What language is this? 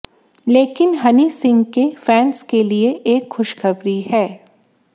Hindi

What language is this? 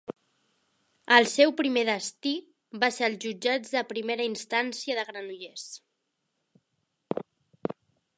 Catalan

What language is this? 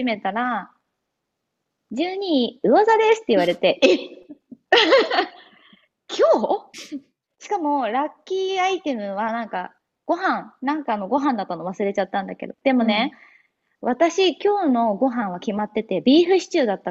Japanese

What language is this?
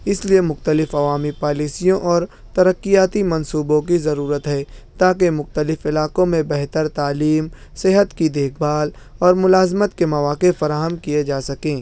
Urdu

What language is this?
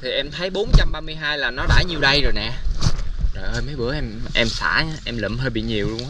Vietnamese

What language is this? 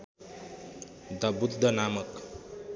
Nepali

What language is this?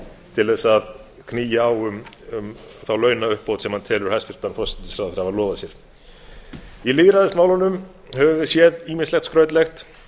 Icelandic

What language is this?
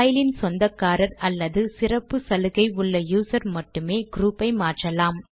Tamil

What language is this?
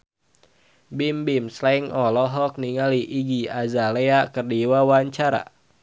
Sundanese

